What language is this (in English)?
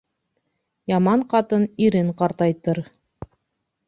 Bashkir